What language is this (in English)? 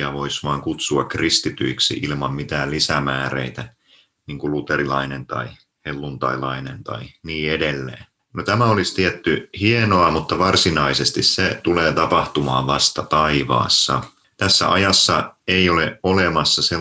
Finnish